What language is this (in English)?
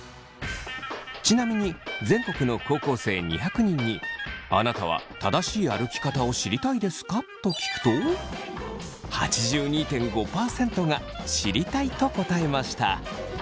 Japanese